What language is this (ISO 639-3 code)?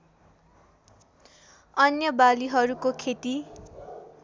nep